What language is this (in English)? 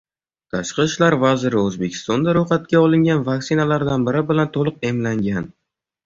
Uzbek